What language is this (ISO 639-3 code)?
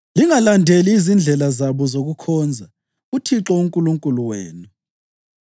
nde